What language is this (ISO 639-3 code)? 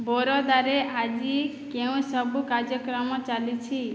ori